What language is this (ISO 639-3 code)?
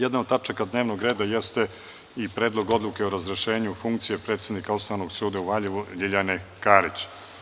srp